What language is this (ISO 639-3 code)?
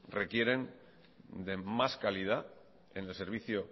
spa